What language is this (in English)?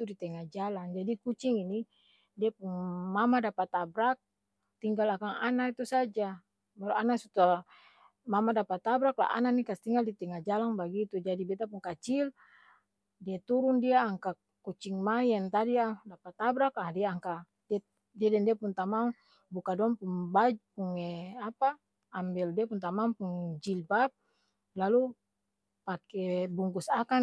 Ambonese Malay